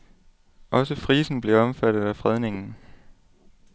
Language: Danish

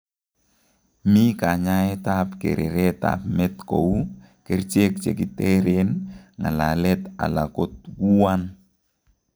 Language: Kalenjin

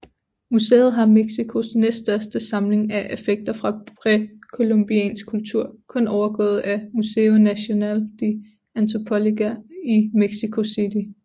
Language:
Danish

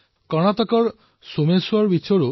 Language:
Assamese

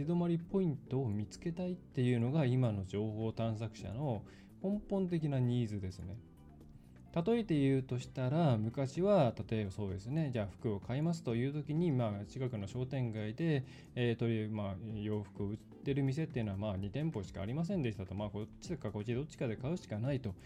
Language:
Japanese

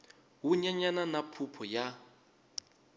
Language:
Tsonga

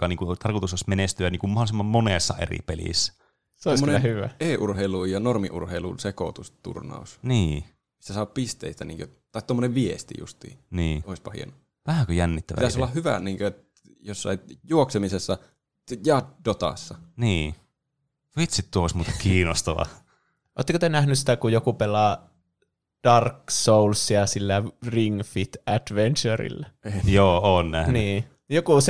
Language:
Finnish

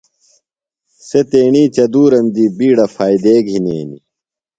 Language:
Phalura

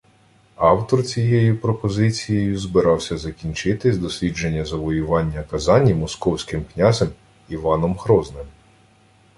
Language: Ukrainian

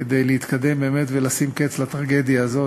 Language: Hebrew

